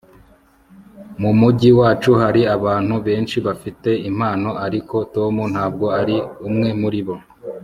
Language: Kinyarwanda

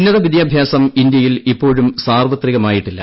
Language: Malayalam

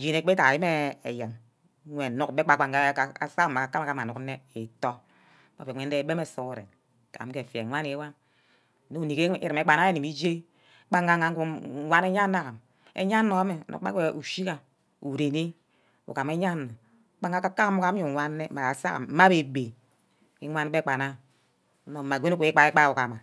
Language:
Ubaghara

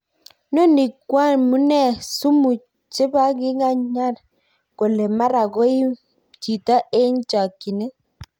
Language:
Kalenjin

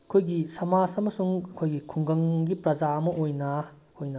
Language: Manipuri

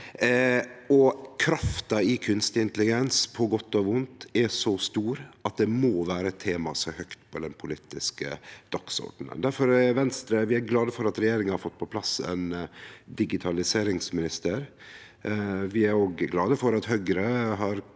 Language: Norwegian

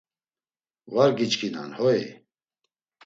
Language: Laz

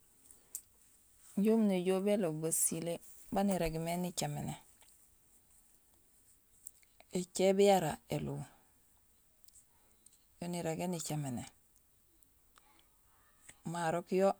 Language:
Gusilay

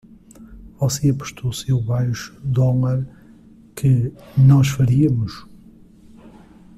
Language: Portuguese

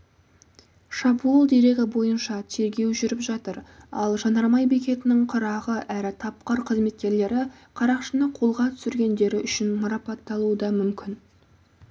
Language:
Kazakh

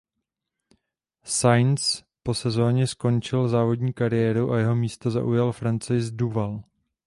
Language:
Czech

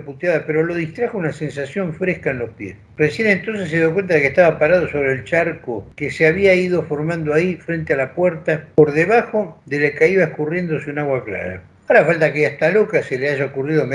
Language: Spanish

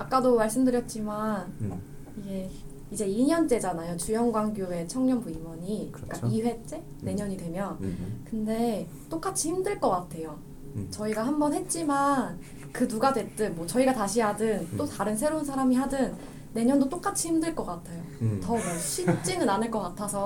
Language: Korean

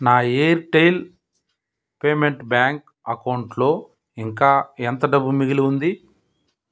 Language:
Telugu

